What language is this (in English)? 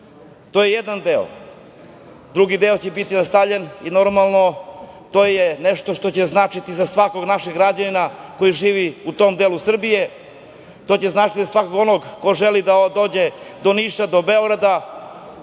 Serbian